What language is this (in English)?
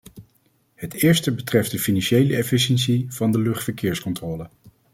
Dutch